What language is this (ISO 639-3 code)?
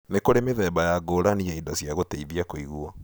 kik